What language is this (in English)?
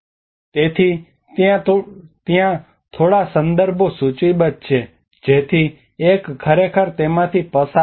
Gujarati